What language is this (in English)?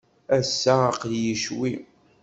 Kabyle